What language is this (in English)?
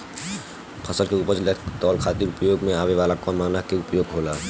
Bhojpuri